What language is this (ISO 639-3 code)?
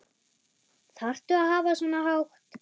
isl